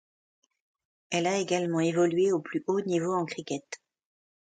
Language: French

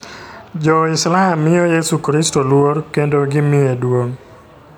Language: Luo (Kenya and Tanzania)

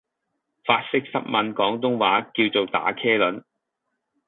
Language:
Cantonese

